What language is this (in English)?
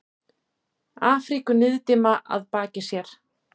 Icelandic